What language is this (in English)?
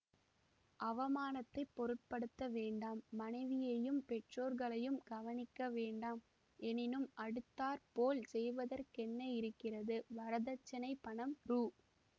Tamil